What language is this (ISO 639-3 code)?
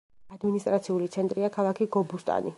kat